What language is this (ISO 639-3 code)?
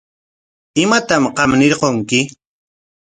qwa